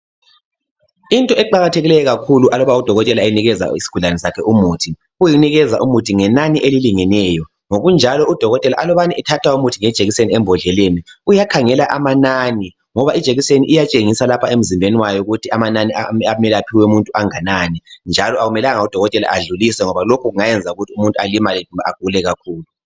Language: North Ndebele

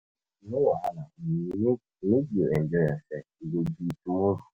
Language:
Nigerian Pidgin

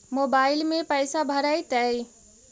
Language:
Magahi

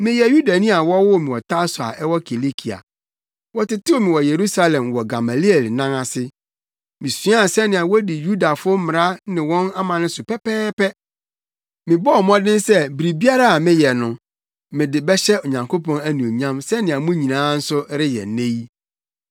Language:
Akan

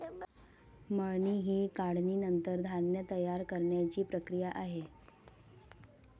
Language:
Marathi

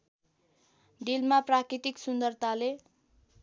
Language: Nepali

